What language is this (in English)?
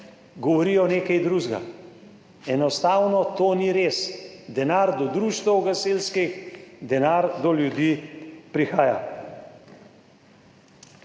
Slovenian